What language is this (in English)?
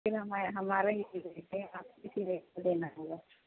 Urdu